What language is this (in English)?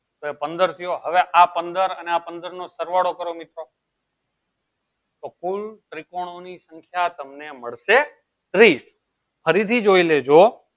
Gujarati